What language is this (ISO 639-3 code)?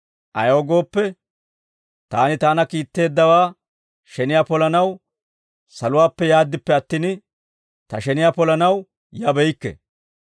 dwr